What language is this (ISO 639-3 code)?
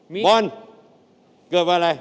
tha